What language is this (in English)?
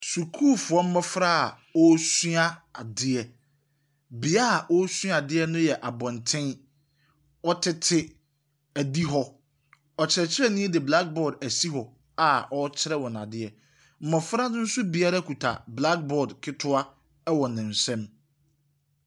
Akan